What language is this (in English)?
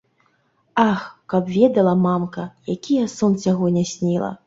Belarusian